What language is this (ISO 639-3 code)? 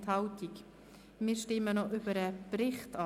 gsw